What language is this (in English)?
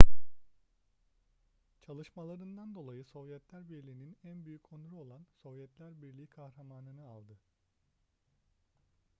Turkish